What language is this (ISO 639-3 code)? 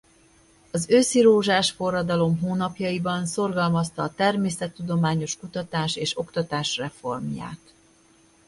hun